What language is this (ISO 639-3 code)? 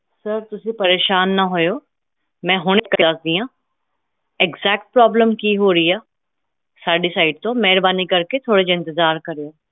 pan